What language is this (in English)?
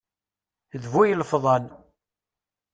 Kabyle